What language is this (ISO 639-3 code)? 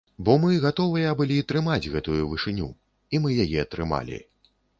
bel